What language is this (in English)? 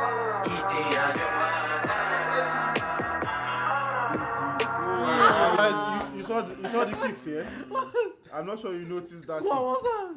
Turkish